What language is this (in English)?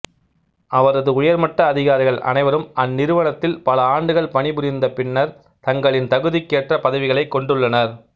Tamil